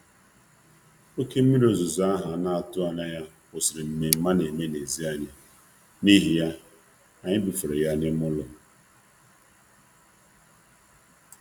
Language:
Igbo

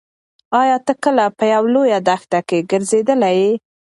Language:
Pashto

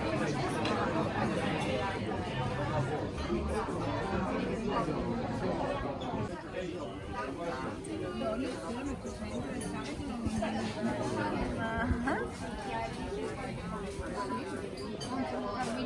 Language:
Italian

